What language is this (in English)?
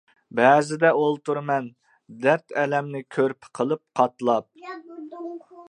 Uyghur